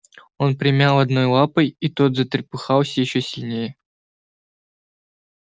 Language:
Russian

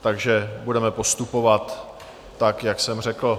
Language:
Czech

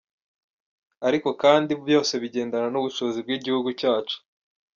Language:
Kinyarwanda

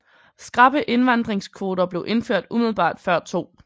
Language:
Danish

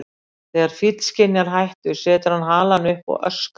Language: Icelandic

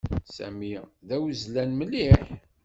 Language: Kabyle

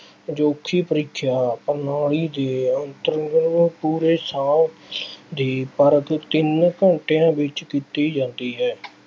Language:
Punjabi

